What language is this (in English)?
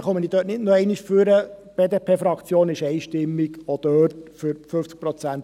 Swiss German